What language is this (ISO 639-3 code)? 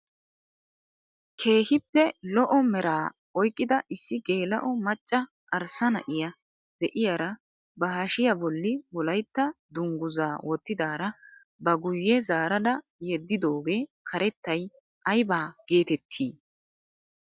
wal